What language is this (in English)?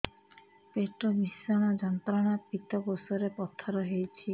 Odia